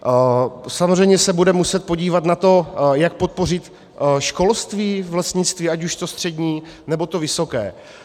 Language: Czech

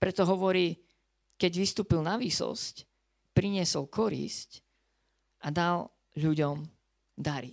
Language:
Slovak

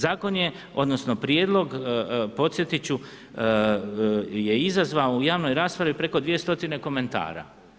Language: Croatian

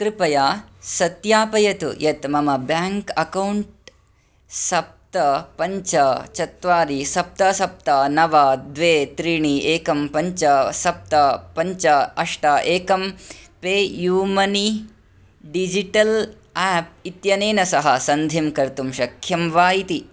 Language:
Sanskrit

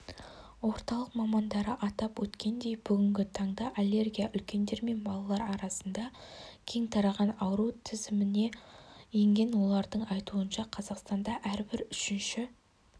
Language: Kazakh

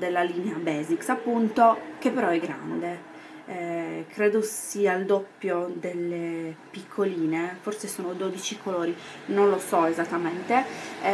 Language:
Italian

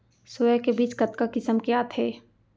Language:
Chhattisgarhi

